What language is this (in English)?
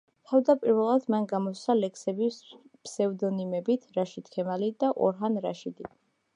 Georgian